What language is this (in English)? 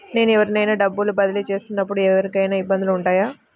Telugu